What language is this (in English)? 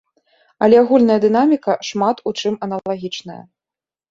Belarusian